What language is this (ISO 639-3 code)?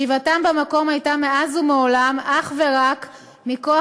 heb